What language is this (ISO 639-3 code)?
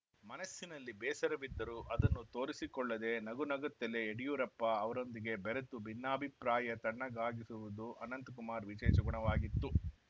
kan